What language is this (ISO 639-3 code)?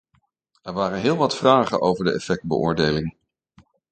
nld